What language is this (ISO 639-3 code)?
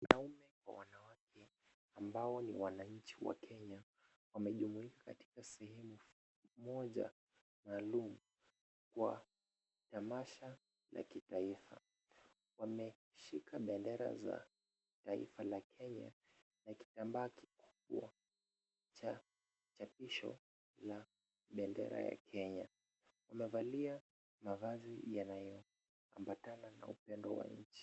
swa